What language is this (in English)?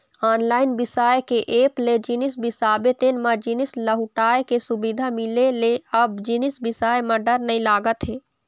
Chhattisgarhi